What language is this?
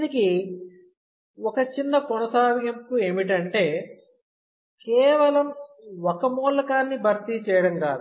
Telugu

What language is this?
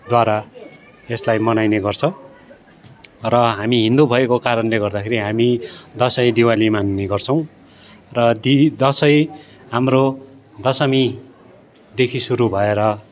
Nepali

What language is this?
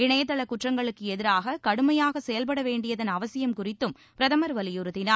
Tamil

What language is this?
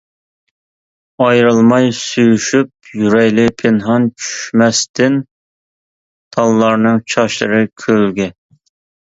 Uyghur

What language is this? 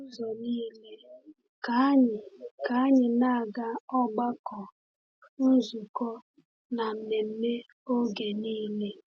Igbo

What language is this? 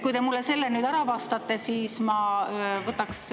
Estonian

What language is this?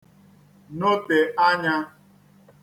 Igbo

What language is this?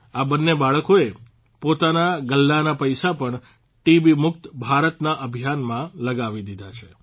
Gujarati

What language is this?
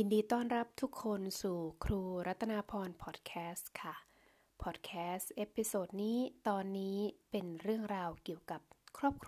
Thai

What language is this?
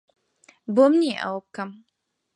Central Kurdish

